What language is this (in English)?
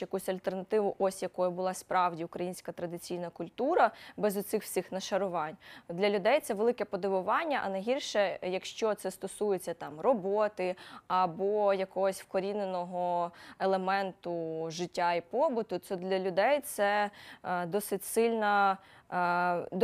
Ukrainian